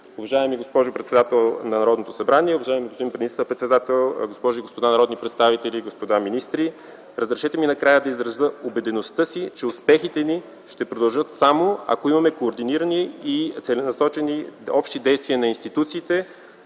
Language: Bulgarian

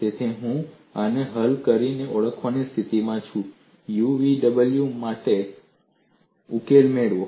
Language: Gujarati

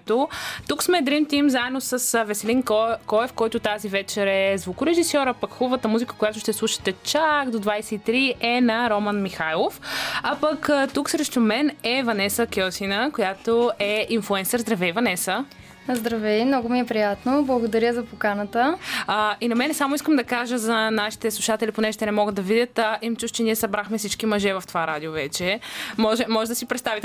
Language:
Bulgarian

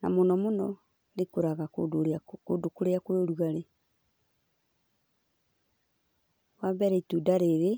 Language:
Kikuyu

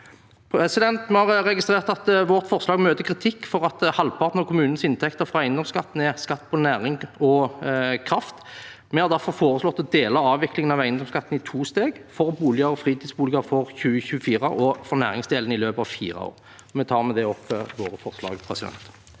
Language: Norwegian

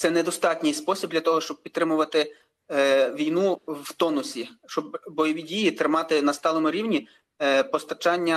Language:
Ukrainian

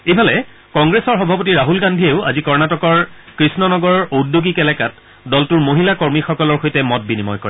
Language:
Assamese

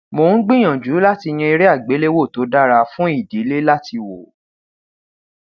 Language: Yoruba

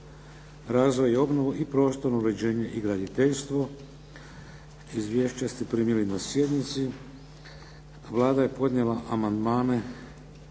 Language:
Croatian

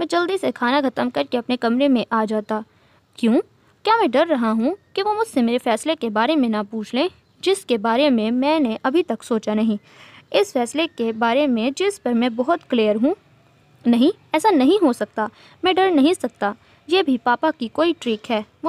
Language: Hindi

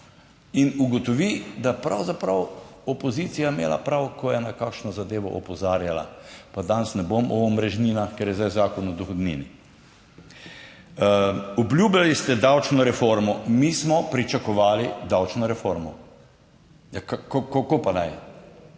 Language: Slovenian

